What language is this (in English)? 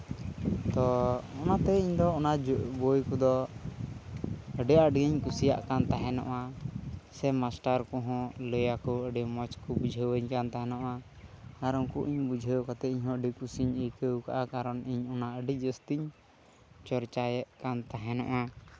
Santali